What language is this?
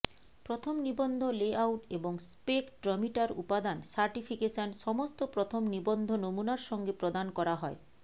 Bangla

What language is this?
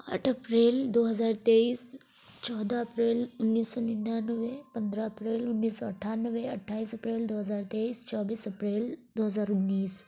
Urdu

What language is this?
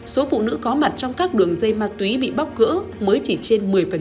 Vietnamese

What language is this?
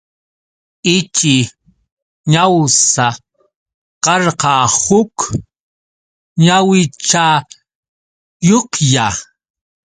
Yauyos Quechua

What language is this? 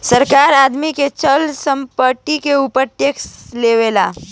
Bhojpuri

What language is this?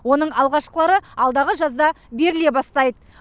Kazakh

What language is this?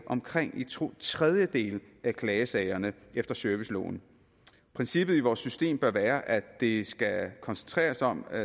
Danish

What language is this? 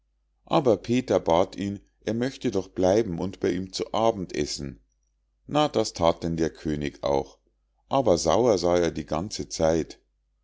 German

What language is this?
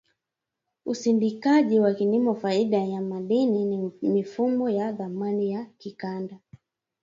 Swahili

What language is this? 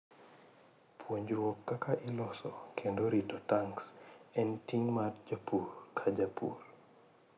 Luo (Kenya and Tanzania)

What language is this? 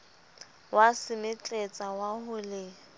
Southern Sotho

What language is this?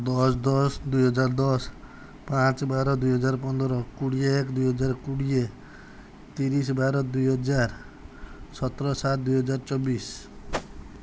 Odia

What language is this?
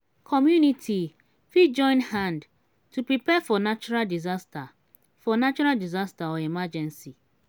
Nigerian Pidgin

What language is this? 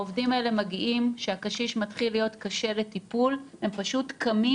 Hebrew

